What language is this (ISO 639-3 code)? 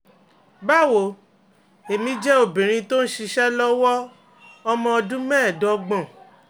yor